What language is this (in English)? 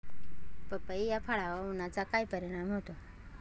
Marathi